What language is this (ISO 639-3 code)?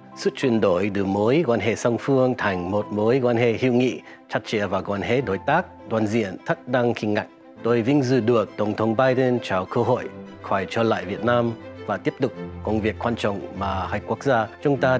vie